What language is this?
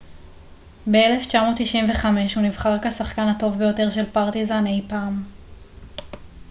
Hebrew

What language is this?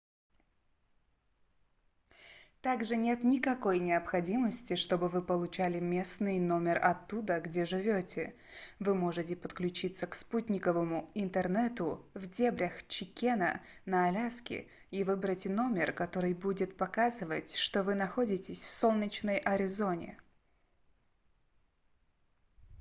Russian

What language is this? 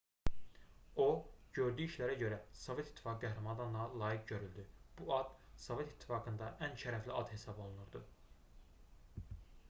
Azerbaijani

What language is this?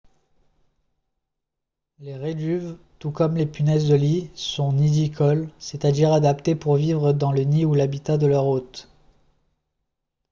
French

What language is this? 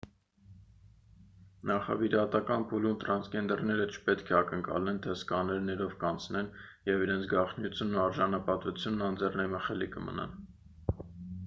Armenian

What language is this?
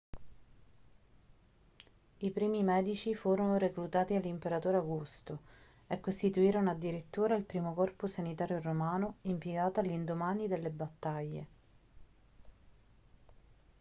Italian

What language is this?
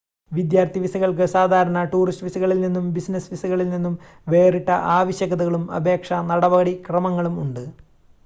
Malayalam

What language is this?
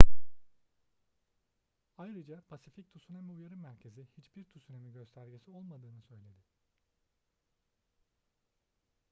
Turkish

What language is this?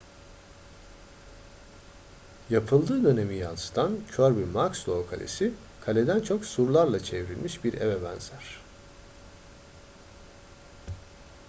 Turkish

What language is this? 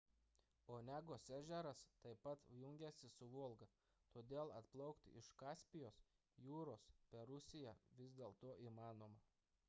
Lithuanian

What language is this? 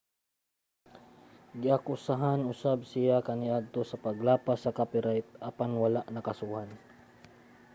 Cebuano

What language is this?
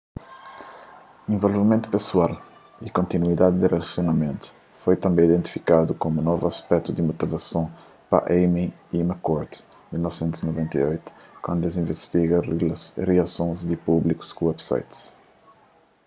Kabuverdianu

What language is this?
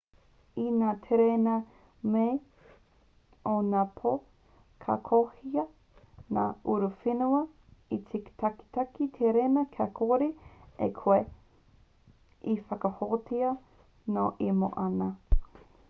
Māori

